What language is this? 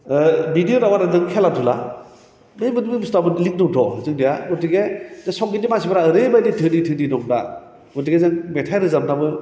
Bodo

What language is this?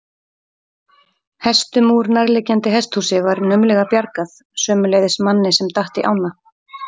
Icelandic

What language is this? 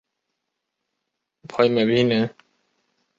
Chinese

